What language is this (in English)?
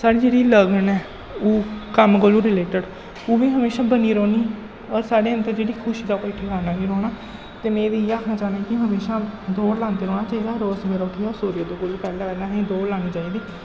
Dogri